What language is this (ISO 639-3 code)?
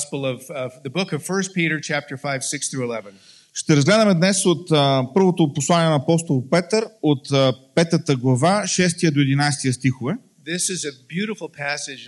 bul